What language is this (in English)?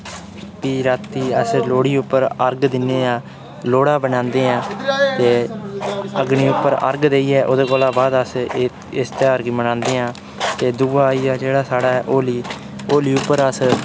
Dogri